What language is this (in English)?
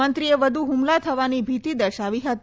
Gujarati